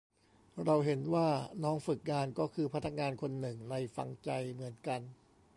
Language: Thai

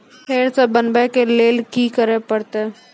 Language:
Maithili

